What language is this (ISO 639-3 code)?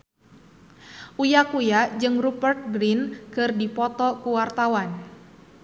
sun